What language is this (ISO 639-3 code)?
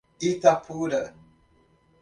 por